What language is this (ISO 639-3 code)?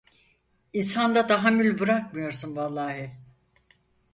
tur